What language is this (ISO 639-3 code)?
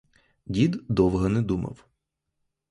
ukr